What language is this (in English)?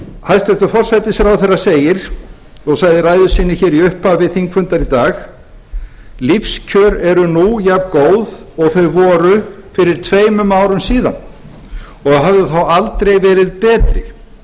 Icelandic